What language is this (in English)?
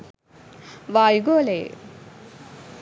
Sinhala